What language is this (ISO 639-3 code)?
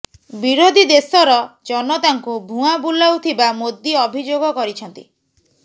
ori